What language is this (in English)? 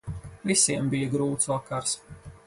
Latvian